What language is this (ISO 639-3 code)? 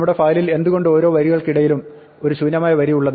mal